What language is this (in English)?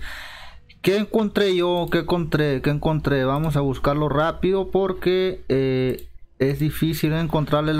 Spanish